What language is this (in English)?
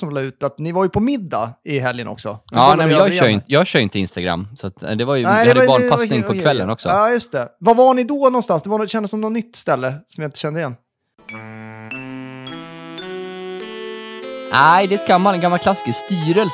Swedish